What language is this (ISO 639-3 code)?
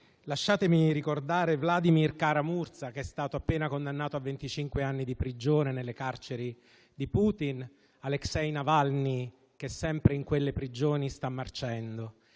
ita